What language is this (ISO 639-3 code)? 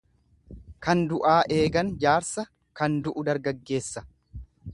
orm